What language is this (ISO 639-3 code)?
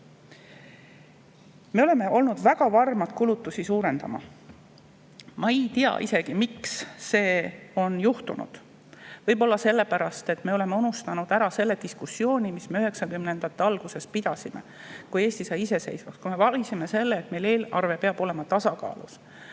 est